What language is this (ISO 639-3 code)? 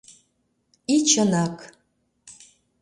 chm